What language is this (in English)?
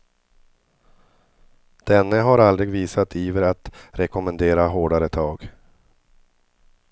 Swedish